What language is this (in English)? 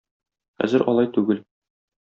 Tatar